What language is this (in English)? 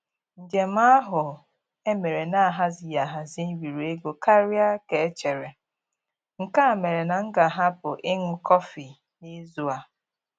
Igbo